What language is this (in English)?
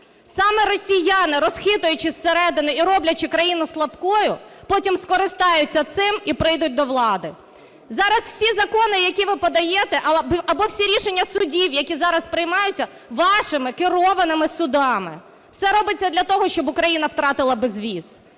Ukrainian